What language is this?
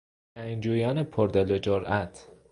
Persian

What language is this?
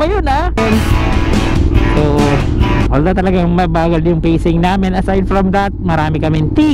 Filipino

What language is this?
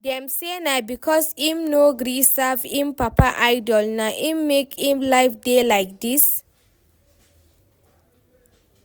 Nigerian Pidgin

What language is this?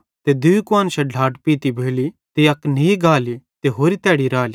Bhadrawahi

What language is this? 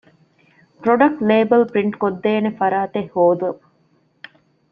Divehi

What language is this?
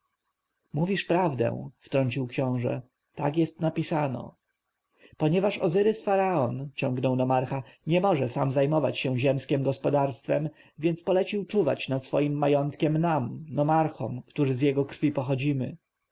Polish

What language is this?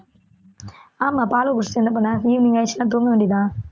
Tamil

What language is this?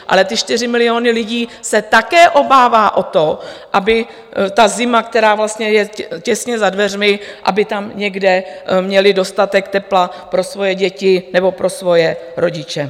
Czech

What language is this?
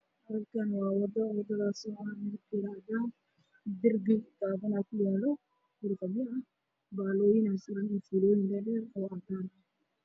Somali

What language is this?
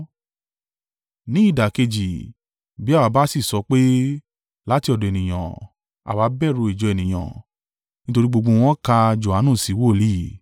Yoruba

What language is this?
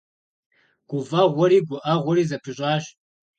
Kabardian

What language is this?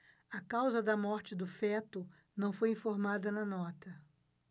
Portuguese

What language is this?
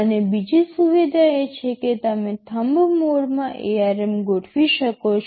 Gujarati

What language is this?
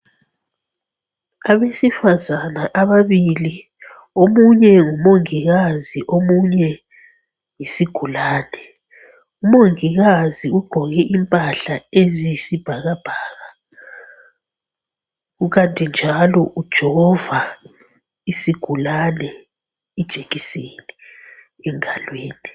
North Ndebele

